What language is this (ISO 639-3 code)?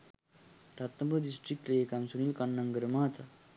sin